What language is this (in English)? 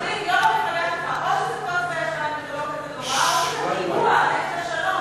Hebrew